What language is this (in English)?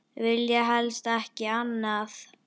Icelandic